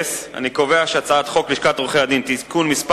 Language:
Hebrew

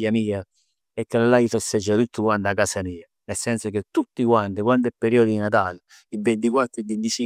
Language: Neapolitan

